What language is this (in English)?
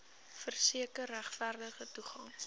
Afrikaans